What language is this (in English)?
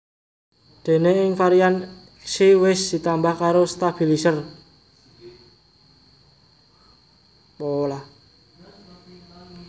Javanese